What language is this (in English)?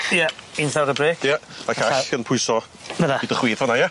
Welsh